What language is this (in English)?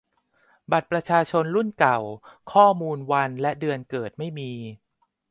Thai